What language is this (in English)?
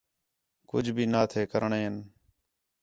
Khetrani